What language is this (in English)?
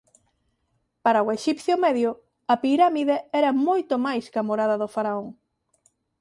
Galician